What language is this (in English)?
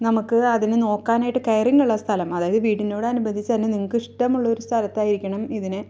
Malayalam